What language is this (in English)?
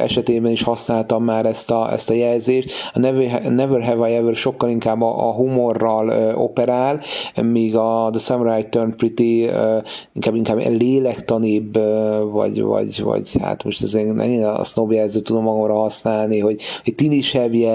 Hungarian